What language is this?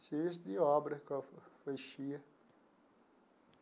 Portuguese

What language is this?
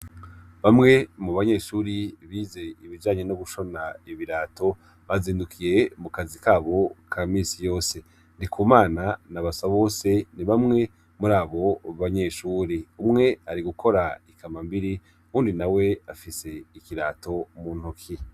Rundi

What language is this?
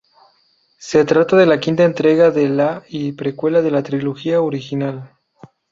Spanish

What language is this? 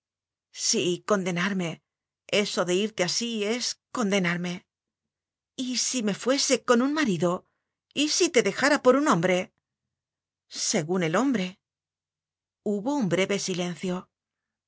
Spanish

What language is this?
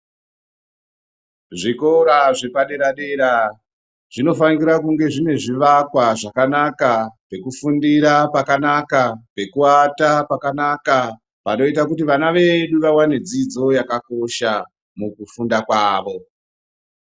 Ndau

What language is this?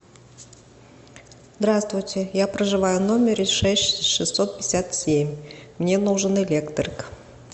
Russian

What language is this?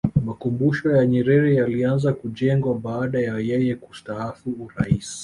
Swahili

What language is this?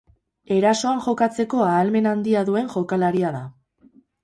Basque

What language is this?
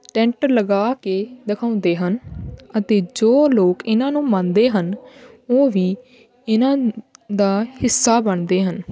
Punjabi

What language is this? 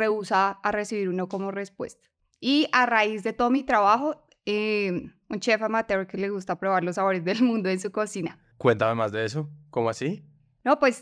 Spanish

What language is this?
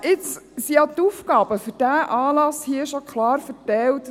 Swiss German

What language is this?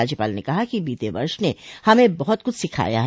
Hindi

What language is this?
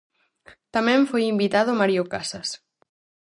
Galician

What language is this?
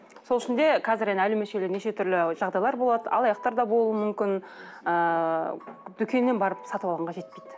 Kazakh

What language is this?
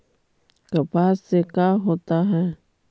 Magahi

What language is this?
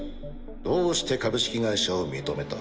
Japanese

